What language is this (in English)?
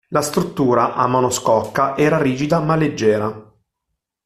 Italian